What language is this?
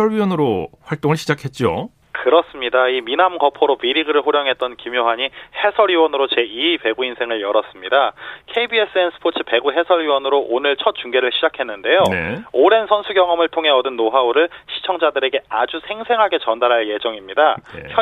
Korean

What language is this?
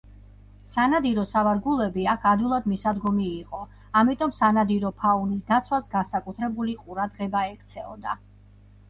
Georgian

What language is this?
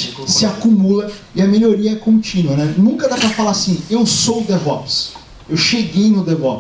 Portuguese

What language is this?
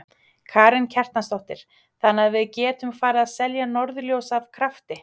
Icelandic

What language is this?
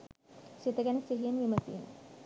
Sinhala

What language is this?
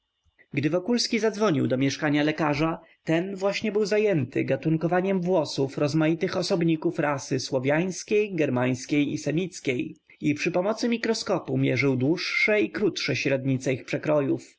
Polish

